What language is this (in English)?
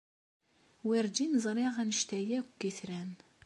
Kabyle